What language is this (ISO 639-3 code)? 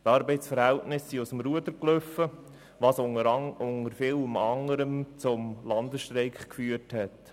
gsw